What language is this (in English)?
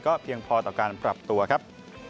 Thai